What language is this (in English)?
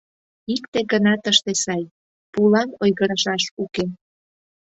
Mari